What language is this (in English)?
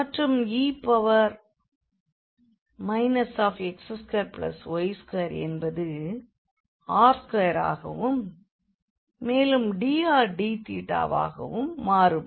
Tamil